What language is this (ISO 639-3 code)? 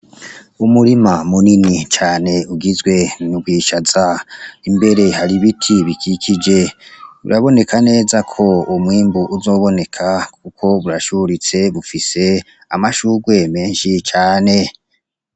run